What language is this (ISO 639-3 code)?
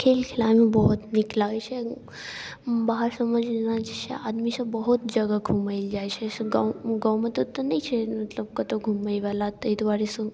mai